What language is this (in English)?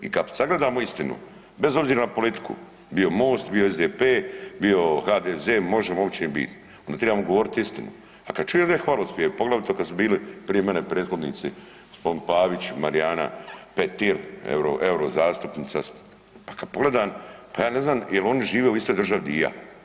Croatian